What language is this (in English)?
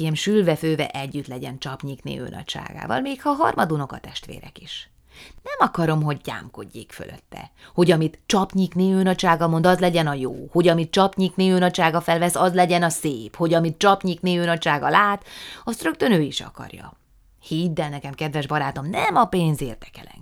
Hungarian